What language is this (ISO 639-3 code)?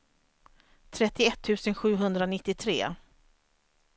swe